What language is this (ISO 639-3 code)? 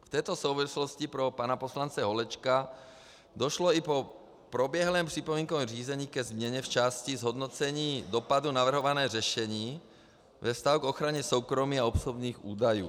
ces